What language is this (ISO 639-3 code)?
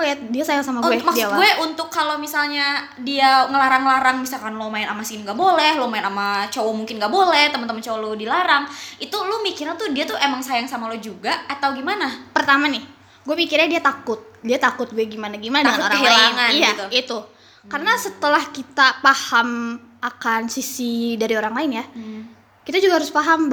ind